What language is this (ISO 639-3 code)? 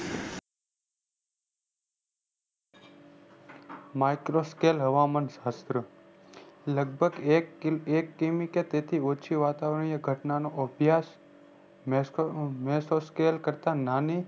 guj